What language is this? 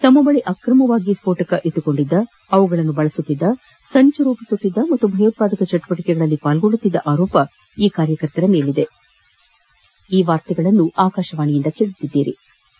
Kannada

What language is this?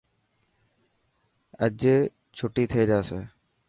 Dhatki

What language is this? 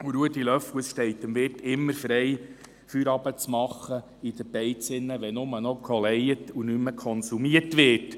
Swiss German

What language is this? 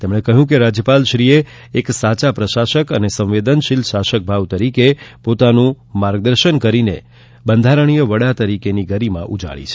Gujarati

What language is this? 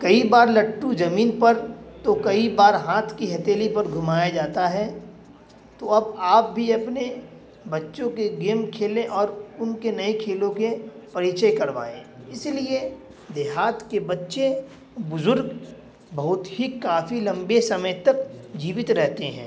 Urdu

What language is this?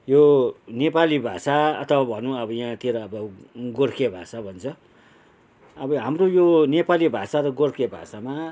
Nepali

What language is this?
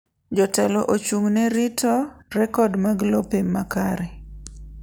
Luo (Kenya and Tanzania)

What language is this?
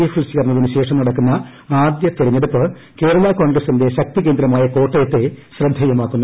Malayalam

